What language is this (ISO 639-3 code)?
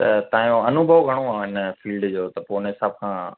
snd